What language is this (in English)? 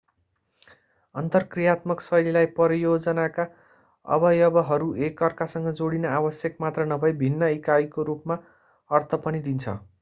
Nepali